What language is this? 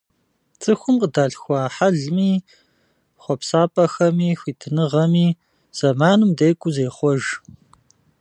Kabardian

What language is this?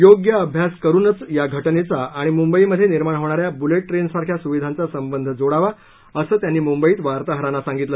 Marathi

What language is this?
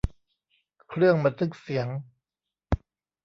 Thai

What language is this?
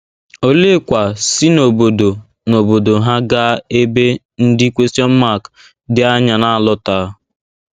Igbo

